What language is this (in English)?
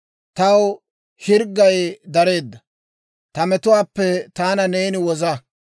Dawro